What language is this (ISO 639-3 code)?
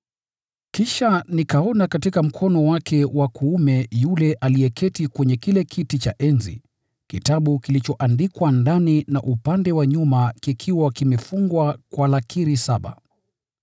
swa